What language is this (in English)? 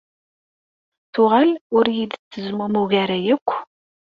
Kabyle